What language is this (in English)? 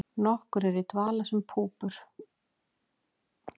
Icelandic